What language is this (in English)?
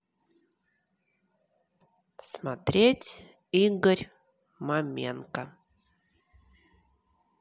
Russian